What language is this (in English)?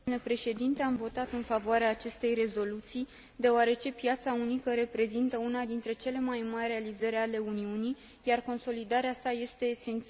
Romanian